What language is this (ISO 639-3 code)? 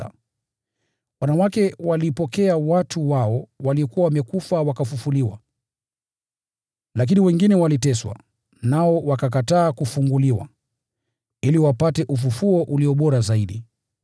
swa